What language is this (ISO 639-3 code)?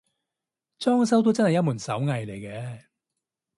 yue